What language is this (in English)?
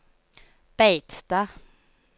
Norwegian